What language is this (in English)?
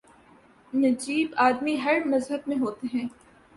Urdu